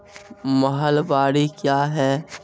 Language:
Maithili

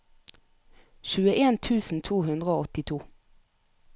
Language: Norwegian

